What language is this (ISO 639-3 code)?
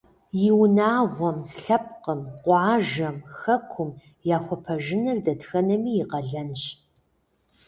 kbd